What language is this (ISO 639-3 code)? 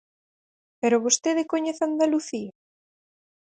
glg